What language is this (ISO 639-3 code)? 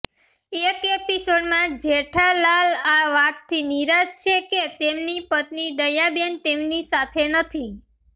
guj